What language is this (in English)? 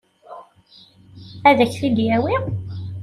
Kabyle